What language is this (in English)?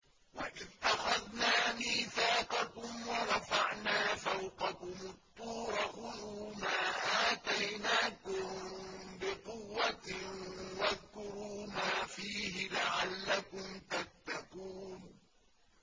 Arabic